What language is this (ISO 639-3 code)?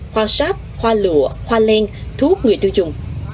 vie